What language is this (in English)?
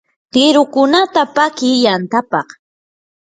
Yanahuanca Pasco Quechua